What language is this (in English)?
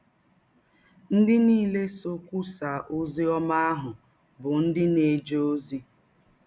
Igbo